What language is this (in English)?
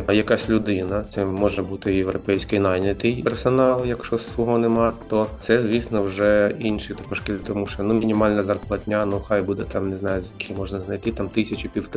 Ukrainian